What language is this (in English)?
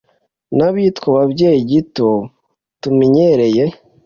Kinyarwanda